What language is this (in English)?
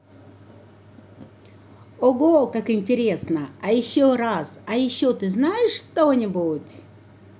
Russian